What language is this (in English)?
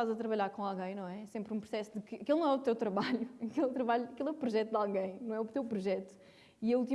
Portuguese